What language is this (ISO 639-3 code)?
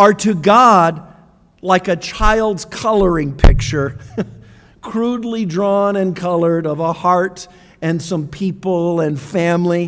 eng